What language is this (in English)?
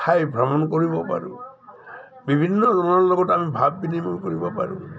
Assamese